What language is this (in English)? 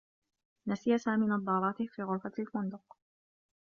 Arabic